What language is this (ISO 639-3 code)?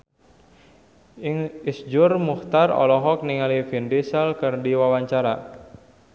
sun